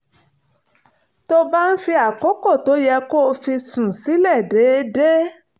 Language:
Yoruba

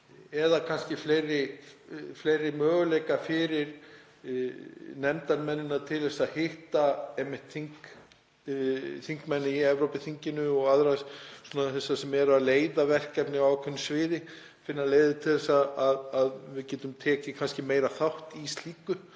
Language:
Icelandic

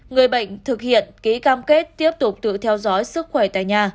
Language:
Vietnamese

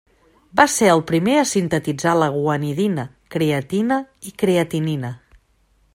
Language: Catalan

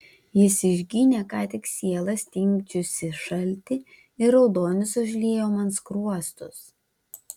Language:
Lithuanian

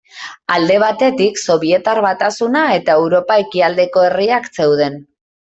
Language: Basque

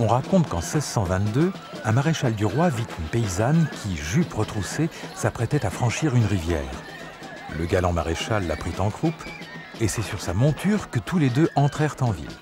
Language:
French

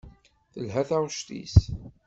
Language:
Kabyle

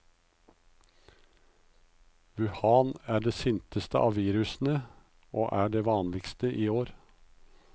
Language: Norwegian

